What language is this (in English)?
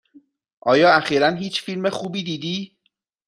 Persian